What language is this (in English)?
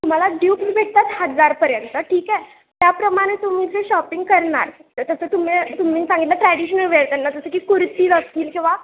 Marathi